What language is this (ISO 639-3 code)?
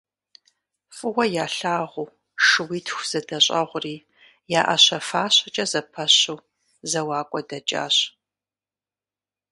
kbd